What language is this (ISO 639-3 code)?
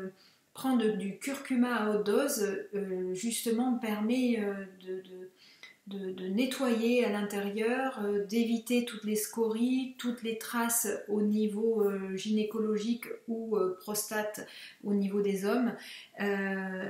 fra